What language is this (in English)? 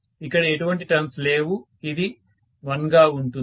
Telugu